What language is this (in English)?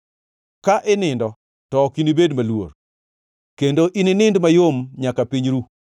Luo (Kenya and Tanzania)